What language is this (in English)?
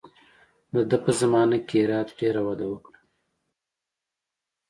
Pashto